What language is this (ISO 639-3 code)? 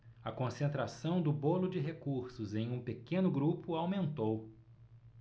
por